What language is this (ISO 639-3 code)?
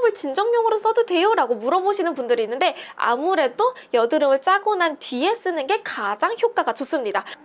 kor